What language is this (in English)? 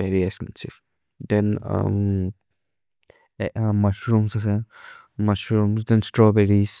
Maria (India)